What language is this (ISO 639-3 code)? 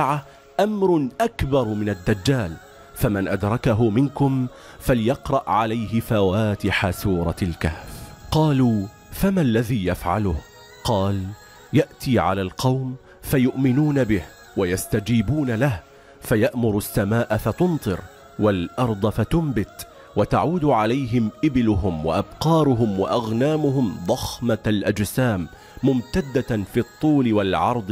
ara